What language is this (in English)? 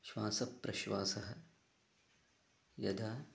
Sanskrit